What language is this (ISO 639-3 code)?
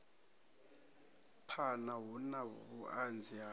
ven